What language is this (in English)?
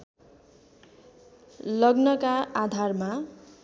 Nepali